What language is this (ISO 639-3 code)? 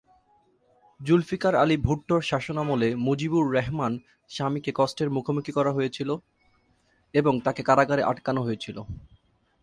ben